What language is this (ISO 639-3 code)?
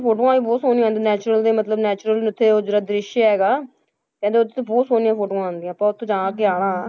pan